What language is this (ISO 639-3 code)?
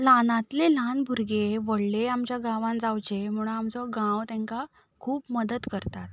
kok